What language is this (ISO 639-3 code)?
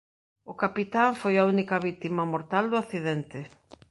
glg